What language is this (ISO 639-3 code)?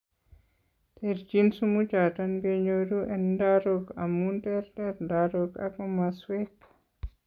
kln